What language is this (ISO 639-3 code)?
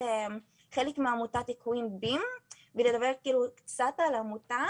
heb